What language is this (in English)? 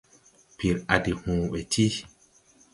Tupuri